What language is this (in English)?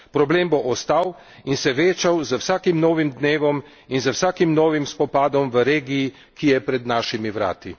Slovenian